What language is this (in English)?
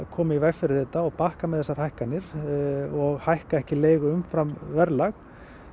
Icelandic